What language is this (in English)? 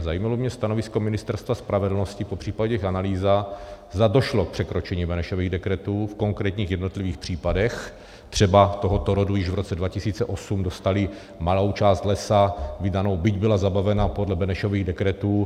Czech